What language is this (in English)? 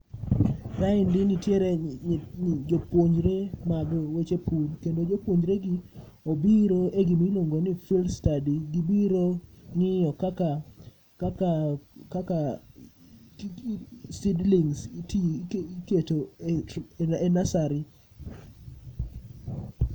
Luo (Kenya and Tanzania)